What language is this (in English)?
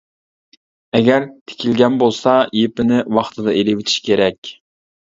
Uyghur